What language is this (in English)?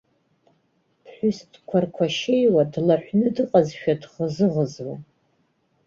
Abkhazian